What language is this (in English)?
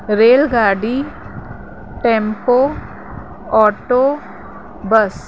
Sindhi